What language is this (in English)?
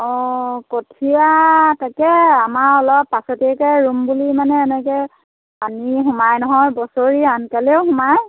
Assamese